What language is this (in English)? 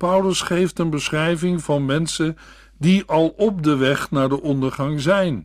Dutch